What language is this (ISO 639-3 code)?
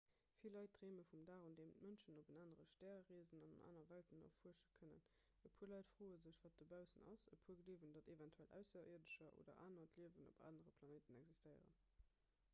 ltz